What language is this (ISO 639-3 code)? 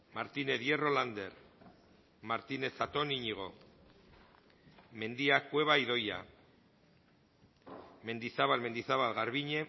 eus